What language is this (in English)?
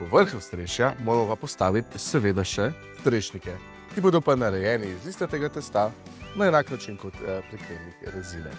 Slovenian